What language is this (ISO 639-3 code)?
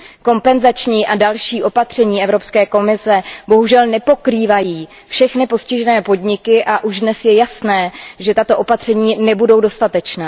ces